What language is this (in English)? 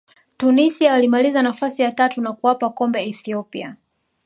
Swahili